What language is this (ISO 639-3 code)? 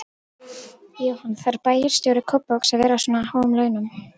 isl